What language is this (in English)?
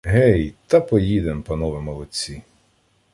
Ukrainian